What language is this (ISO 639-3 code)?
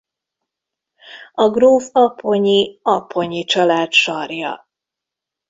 hun